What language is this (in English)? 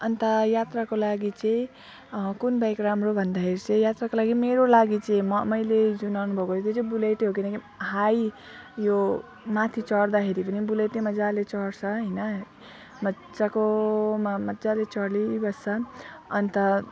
Nepali